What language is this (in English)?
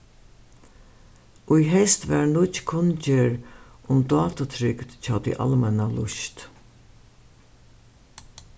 Faroese